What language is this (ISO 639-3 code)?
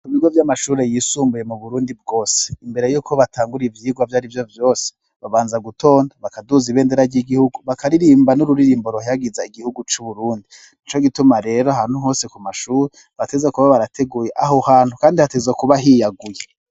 run